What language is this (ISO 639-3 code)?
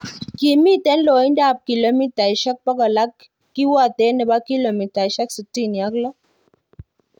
kln